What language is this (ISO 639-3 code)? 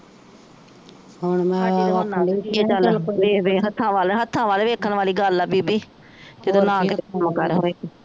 pan